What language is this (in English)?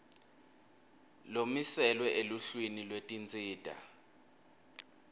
Swati